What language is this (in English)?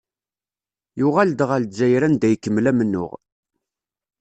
Kabyle